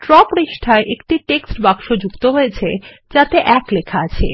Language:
Bangla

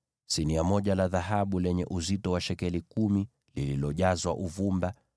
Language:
Swahili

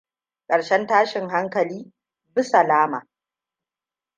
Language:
Hausa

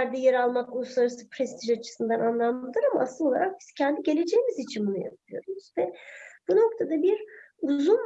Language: Turkish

